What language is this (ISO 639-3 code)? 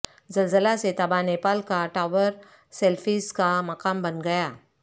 urd